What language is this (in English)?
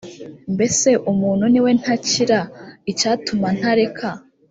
Kinyarwanda